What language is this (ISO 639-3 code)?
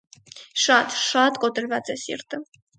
hye